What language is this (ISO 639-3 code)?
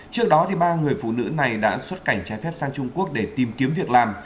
vie